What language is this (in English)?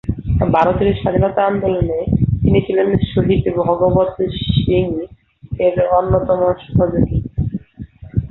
Bangla